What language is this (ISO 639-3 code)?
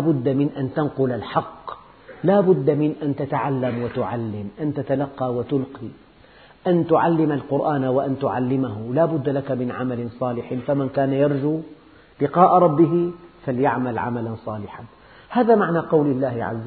ara